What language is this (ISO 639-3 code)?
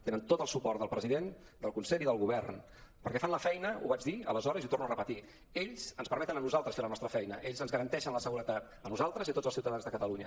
cat